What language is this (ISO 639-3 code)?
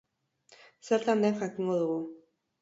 eus